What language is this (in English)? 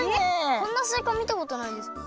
Japanese